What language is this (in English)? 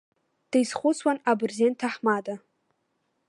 Abkhazian